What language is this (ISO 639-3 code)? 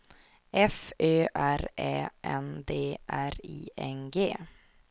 swe